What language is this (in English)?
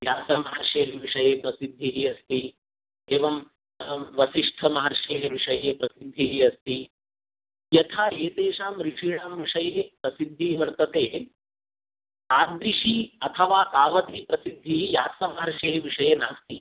Sanskrit